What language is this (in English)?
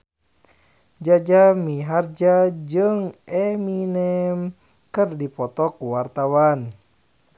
Sundanese